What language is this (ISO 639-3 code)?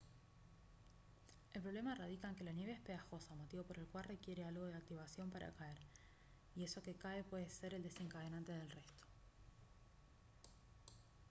spa